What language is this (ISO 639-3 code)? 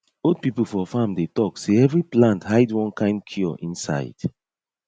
pcm